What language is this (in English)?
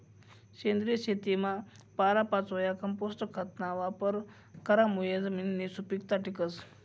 Marathi